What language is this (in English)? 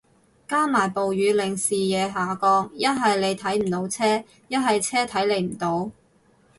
Cantonese